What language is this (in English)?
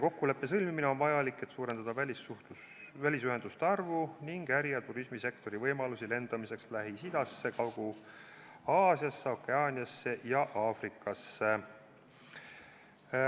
Estonian